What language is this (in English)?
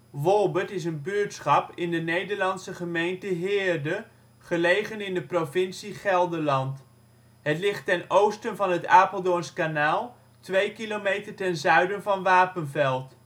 Dutch